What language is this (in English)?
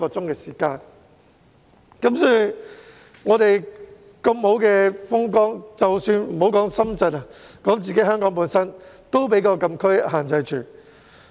Cantonese